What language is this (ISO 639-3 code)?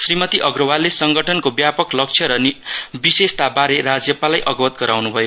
nep